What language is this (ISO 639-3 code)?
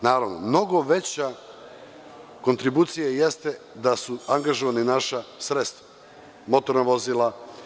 srp